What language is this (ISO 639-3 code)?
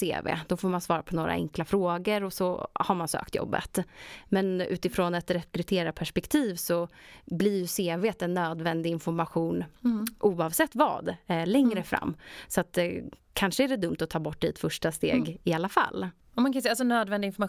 swe